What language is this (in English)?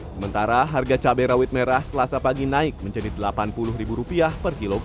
Indonesian